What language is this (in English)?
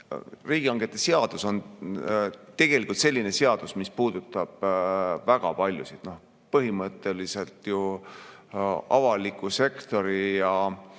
Estonian